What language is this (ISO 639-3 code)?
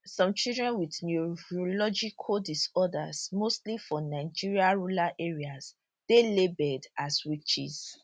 pcm